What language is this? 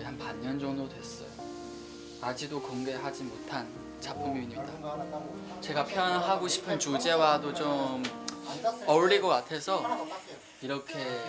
Korean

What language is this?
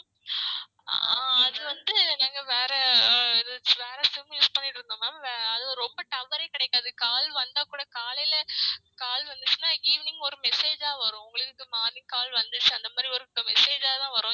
Tamil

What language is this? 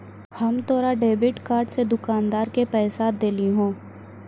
Maithili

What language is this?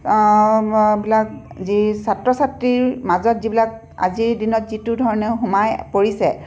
Assamese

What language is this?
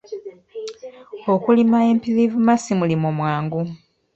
Ganda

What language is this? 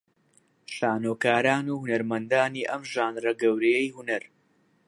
Central Kurdish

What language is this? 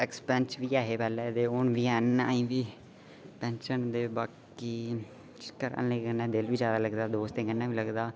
Dogri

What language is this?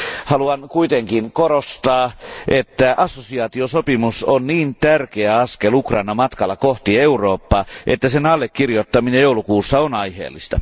Finnish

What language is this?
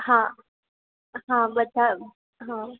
Gujarati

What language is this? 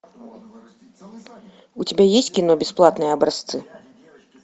Russian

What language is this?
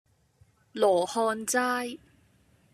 Cantonese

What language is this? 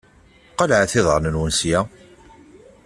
Kabyle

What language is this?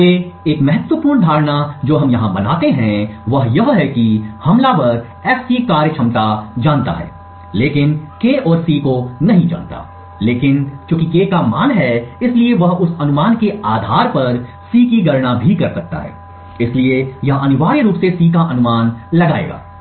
Hindi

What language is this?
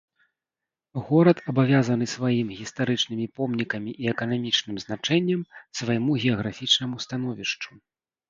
Belarusian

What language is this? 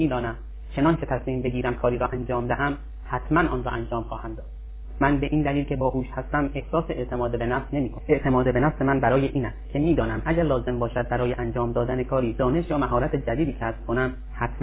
Persian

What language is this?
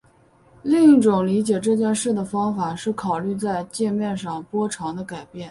Chinese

